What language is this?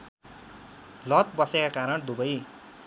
Nepali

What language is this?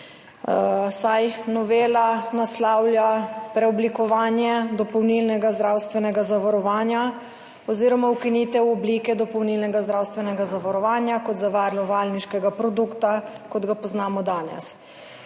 Slovenian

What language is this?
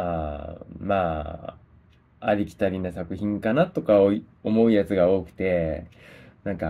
Japanese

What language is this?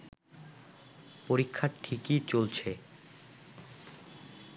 Bangla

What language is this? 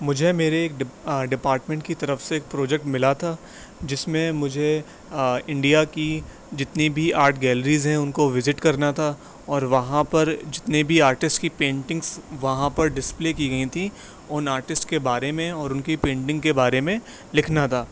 Urdu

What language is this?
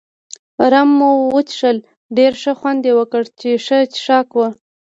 Pashto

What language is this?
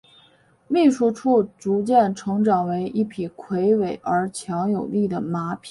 Chinese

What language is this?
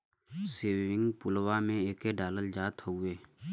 Bhojpuri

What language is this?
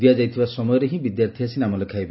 Odia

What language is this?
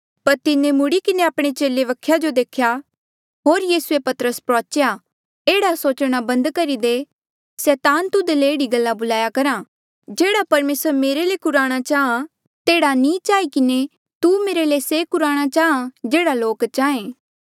Mandeali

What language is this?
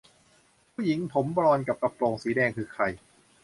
Thai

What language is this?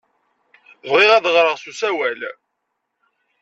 Kabyle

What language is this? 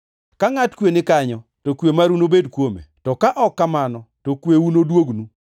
Luo (Kenya and Tanzania)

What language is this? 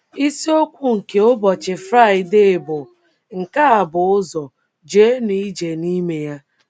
Igbo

